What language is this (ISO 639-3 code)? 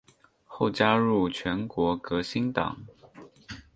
zho